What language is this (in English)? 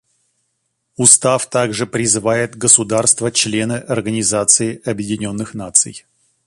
Russian